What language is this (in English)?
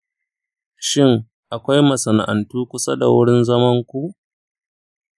Hausa